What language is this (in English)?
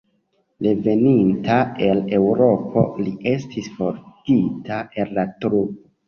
Esperanto